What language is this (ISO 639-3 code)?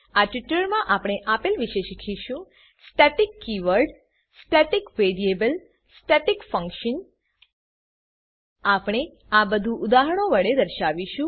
guj